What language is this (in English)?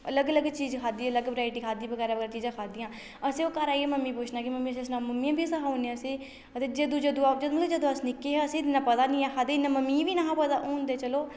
Dogri